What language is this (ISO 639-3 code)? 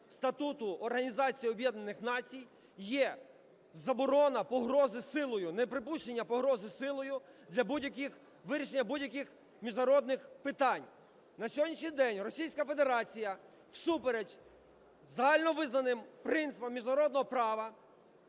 ukr